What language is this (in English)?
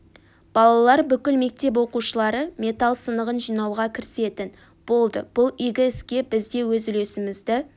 Kazakh